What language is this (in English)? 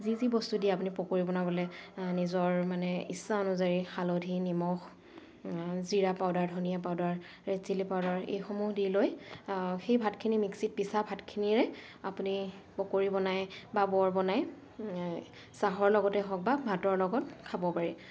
Assamese